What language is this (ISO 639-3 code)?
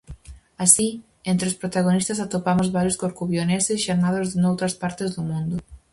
glg